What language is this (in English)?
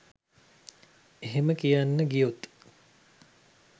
Sinhala